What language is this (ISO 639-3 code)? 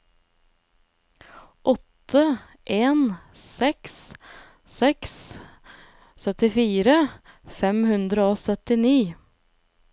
nor